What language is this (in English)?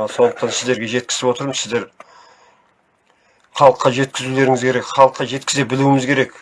Turkish